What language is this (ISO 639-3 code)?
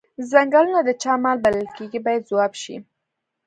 pus